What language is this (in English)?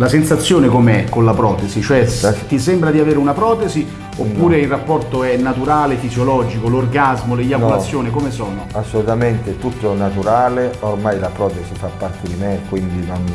Italian